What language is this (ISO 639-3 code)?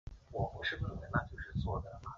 zho